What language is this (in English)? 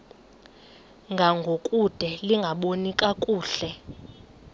Xhosa